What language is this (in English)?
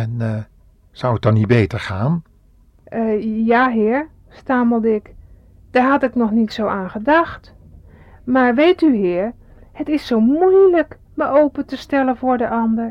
Dutch